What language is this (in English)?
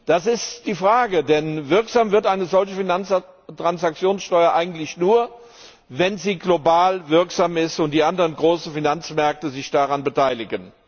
German